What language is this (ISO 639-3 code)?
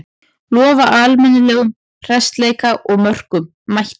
isl